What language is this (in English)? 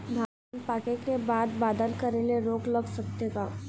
Chhattisgarhi